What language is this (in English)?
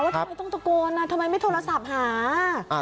Thai